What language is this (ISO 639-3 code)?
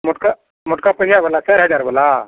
mai